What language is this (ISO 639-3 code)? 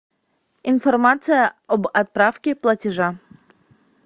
rus